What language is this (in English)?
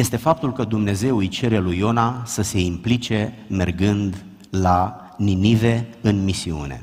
Romanian